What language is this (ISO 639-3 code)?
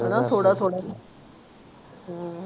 pan